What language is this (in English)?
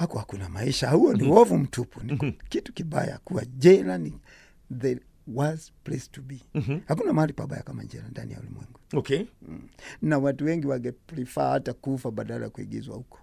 Swahili